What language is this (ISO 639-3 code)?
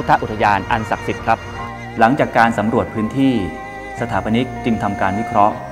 tha